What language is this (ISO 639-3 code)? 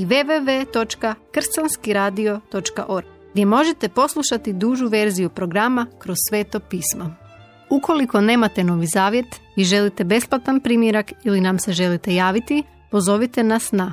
hrv